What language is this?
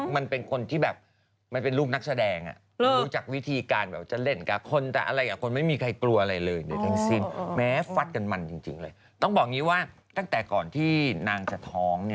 Thai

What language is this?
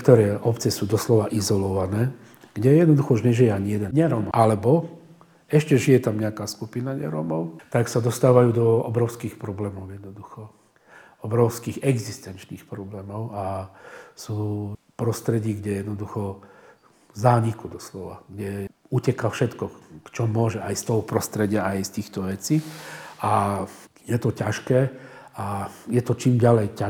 Slovak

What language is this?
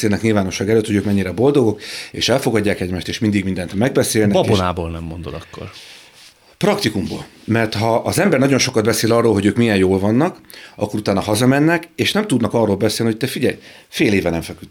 Hungarian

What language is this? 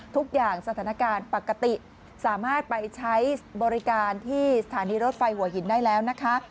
Thai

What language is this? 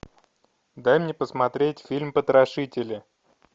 Russian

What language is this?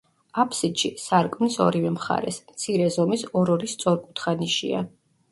Georgian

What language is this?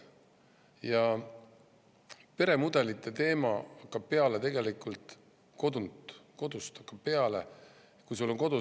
Estonian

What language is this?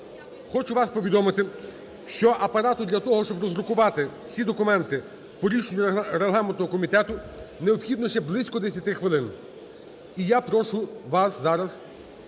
Ukrainian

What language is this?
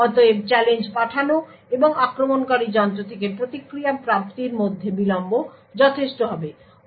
Bangla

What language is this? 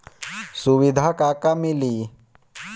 Bhojpuri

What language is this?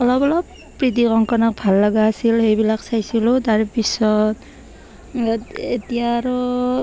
Assamese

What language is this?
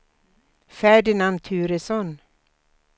Swedish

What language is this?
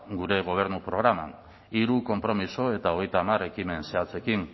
Basque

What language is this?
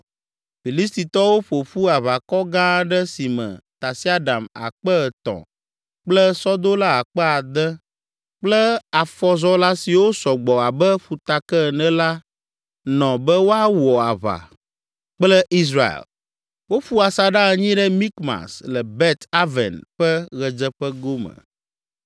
Ewe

